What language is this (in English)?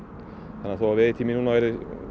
Icelandic